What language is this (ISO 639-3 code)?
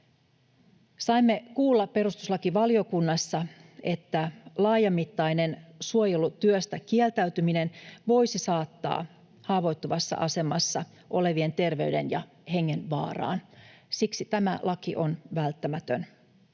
fin